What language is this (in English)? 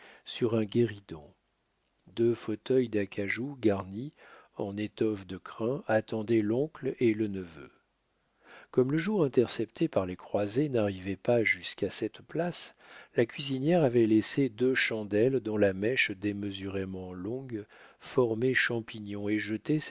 French